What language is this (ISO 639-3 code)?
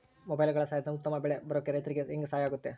kan